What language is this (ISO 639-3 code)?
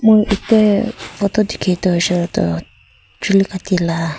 nag